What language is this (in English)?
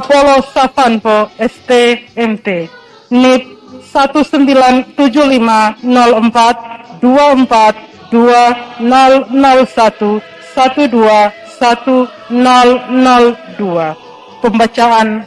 Indonesian